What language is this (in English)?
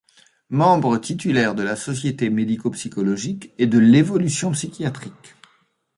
French